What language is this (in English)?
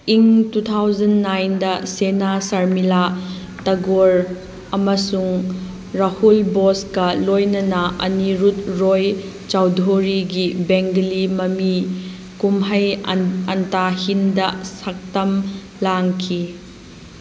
Manipuri